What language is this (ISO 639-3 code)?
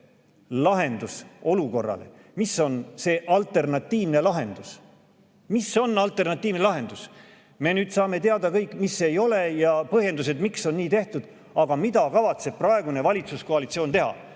est